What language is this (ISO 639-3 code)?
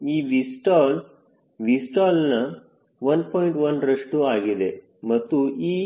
kan